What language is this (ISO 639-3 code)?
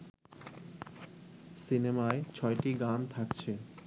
ben